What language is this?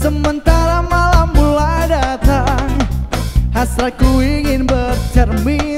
Indonesian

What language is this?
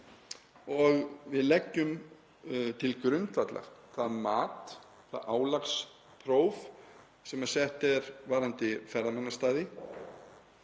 Icelandic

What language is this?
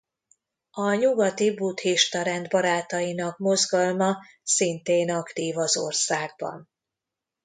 Hungarian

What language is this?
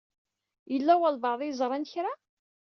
Kabyle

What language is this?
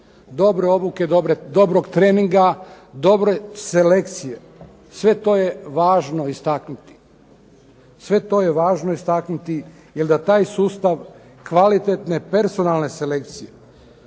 Croatian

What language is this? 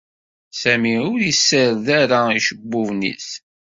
Kabyle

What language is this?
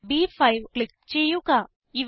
Malayalam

